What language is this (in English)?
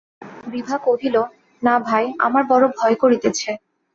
Bangla